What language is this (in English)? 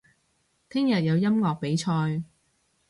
Cantonese